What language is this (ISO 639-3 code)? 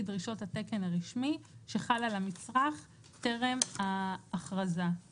heb